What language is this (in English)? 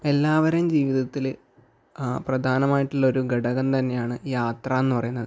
Malayalam